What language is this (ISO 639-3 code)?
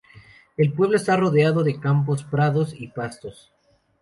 spa